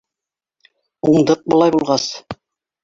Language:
Bashkir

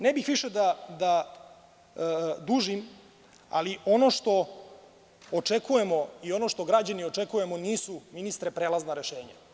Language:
Serbian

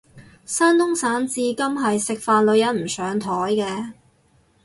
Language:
Cantonese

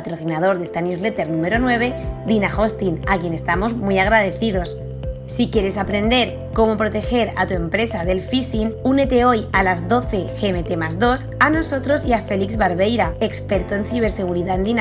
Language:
Spanish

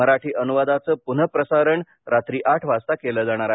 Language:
Marathi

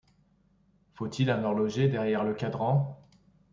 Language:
French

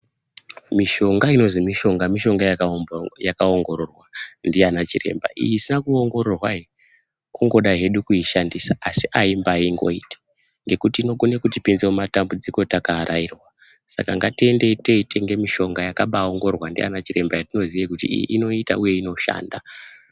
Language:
Ndau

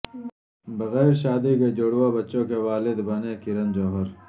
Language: Urdu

